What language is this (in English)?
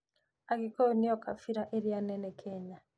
Kikuyu